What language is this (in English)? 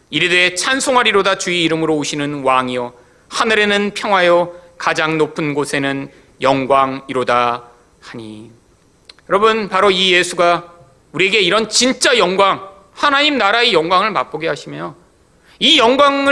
Korean